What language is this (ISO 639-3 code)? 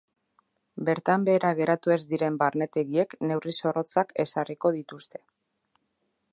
eus